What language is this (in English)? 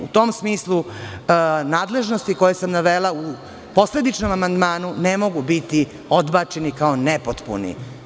Serbian